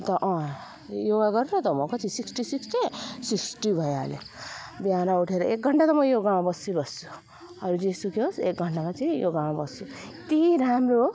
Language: Nepali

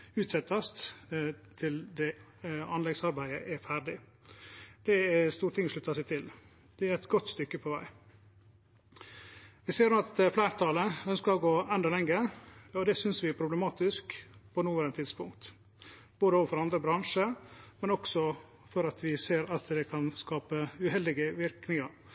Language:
Norwegian Nynorsk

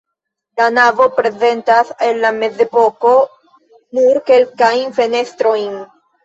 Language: Esperanto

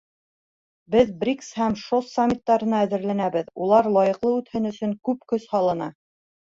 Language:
Bashkir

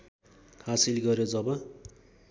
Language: Nepali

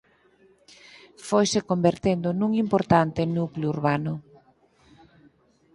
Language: Galician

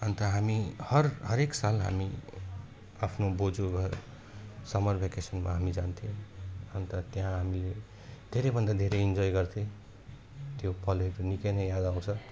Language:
Nepali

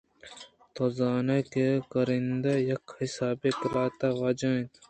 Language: Eastern Balochi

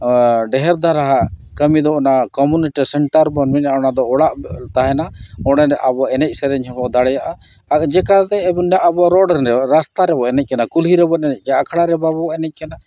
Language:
Santali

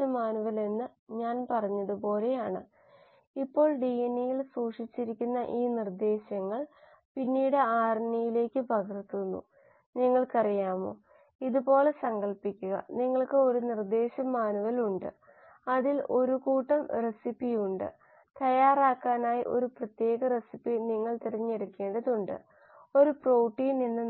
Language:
Malayalam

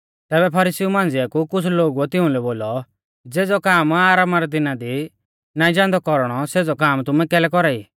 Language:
Mahasu Pahari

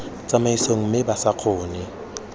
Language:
Tswana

